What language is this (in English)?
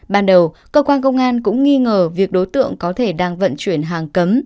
Vietnamese